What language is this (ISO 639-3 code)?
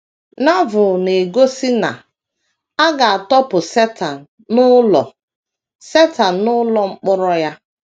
ibo